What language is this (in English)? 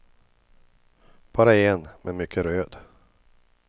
Swedish